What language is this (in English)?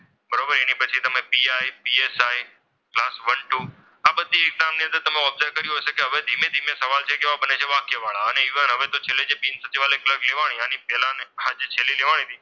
Gujarati